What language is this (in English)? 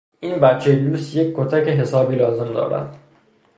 Persian